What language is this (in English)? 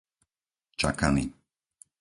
Slovak